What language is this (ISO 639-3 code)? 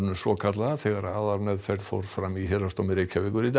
isl